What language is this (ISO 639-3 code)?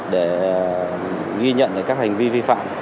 vie